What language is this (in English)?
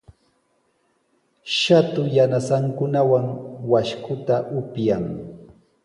Sihuas Ancash Quechua